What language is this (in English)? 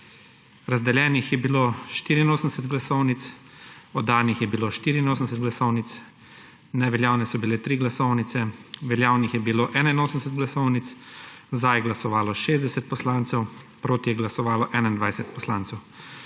Slovenian